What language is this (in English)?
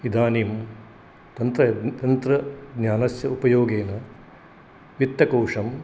Sanskrit